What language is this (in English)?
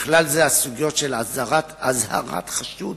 Hebrew